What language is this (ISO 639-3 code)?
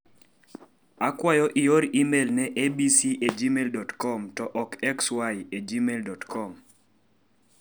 luo